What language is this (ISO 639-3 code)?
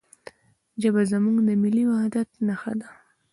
pus